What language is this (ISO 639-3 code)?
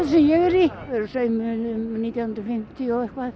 isl